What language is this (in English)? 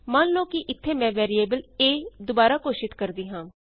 Punjabi